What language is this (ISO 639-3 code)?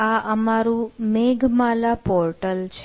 guj